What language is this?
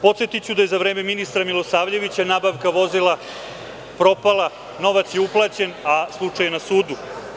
Serbian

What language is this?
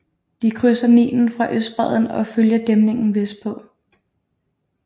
Danish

